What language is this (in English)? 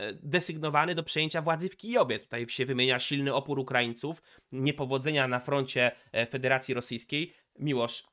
Polish